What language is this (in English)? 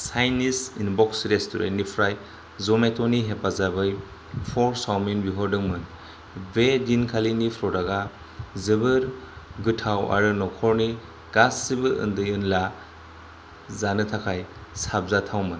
Bodo